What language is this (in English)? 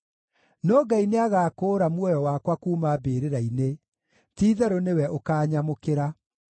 Kikuyu